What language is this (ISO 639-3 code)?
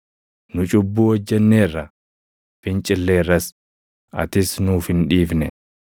orm